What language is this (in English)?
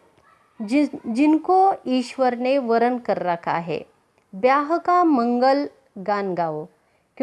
Hindi